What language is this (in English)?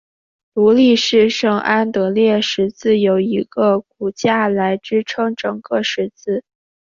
Chinese